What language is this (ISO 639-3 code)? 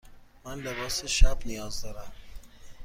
fas